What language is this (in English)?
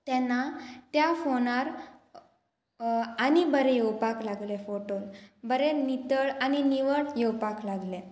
Konkani